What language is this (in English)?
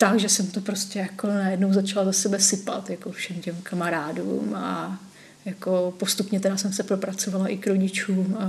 Czech